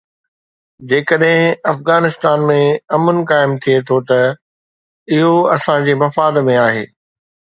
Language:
Sindhi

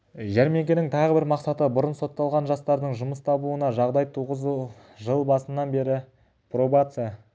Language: Kazakh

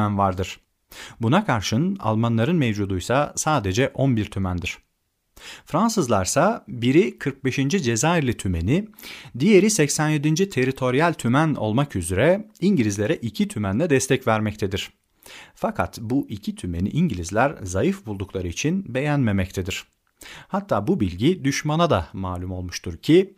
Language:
Turkish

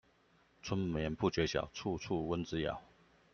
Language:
Chinese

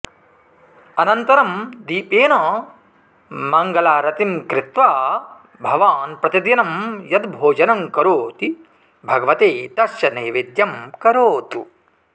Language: Sanskrit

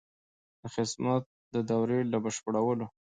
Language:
Pashto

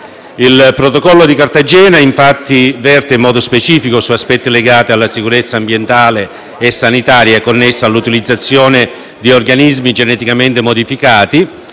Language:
Italian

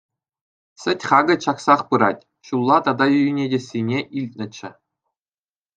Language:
Chuvash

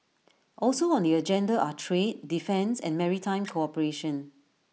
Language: English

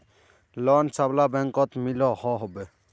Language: Magahi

